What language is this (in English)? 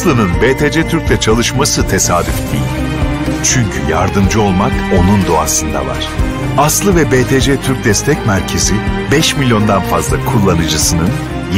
Turkish